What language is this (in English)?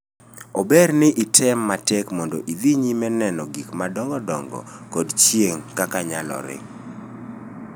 Luo (Kenya and Tanzania)